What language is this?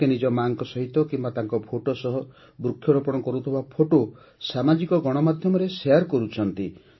Odia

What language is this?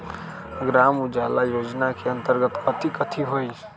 Magahi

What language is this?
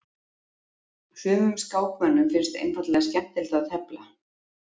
Icelandic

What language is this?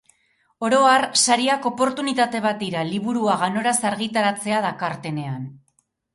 Basque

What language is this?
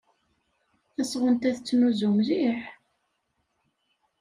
Kabyle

